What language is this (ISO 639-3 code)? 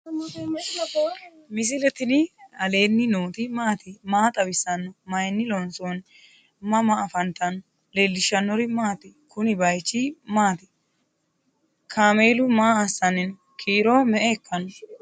sid